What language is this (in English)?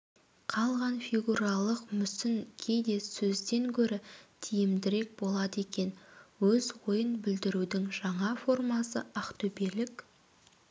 Kazakh